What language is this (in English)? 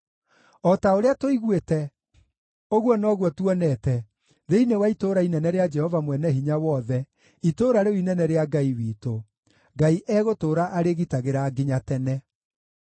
Kikuyu